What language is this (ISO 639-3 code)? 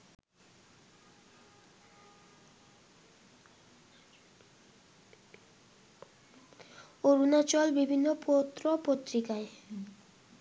ben